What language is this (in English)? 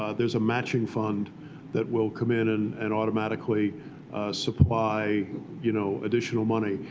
English